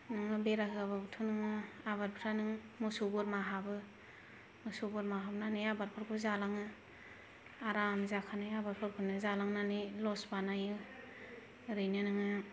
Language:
Bodo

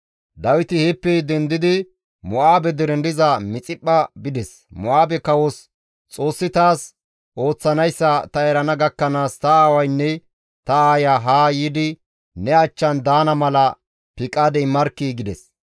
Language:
Gamo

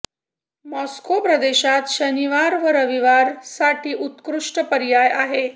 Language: Marathi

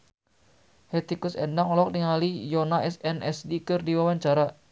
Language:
Sundanese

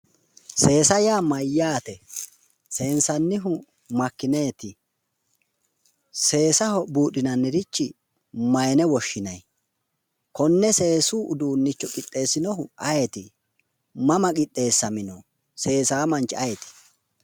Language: Sidamo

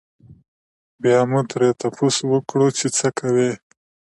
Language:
Pashto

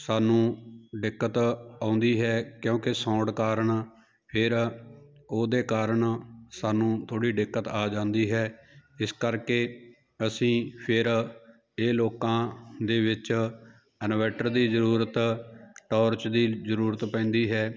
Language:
Punjabi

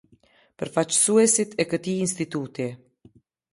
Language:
Albanian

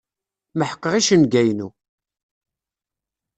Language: Kabyle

